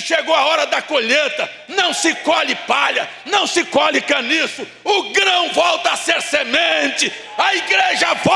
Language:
Portuguese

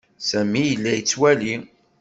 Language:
Kabyle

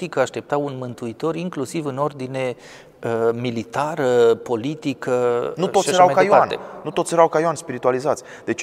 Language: Romanian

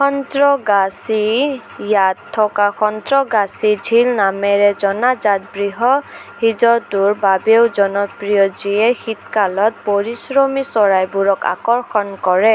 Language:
Assamese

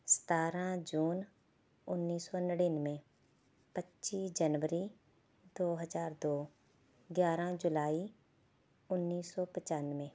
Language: Punjabi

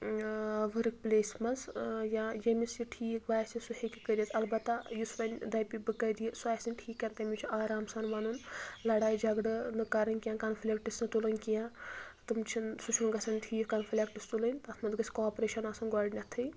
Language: Kashmiri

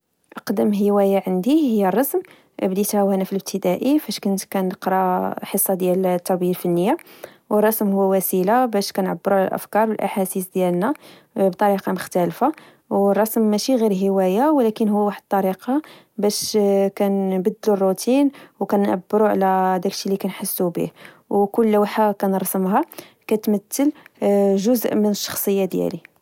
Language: Moroccan Arabic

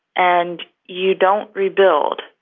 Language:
English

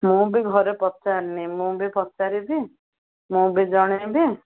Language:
Odia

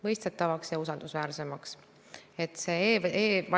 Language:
Estonian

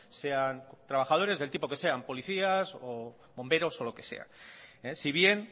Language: Spanish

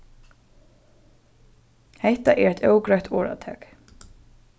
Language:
Faroese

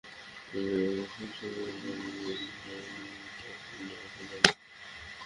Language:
Bangla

